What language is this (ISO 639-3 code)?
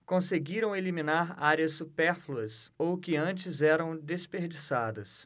por